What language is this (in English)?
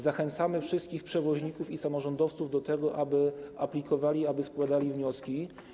Polish